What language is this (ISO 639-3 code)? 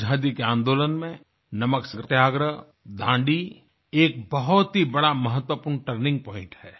hin